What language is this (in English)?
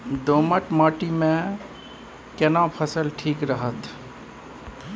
Maithili